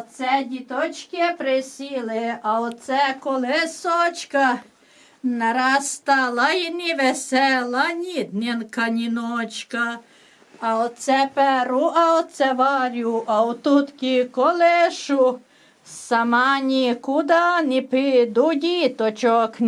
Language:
Ukrainian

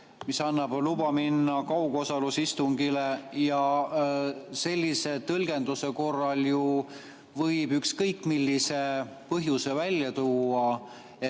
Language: Estonian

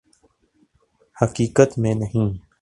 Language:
Urdu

